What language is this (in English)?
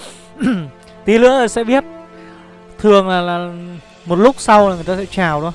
Vietnamese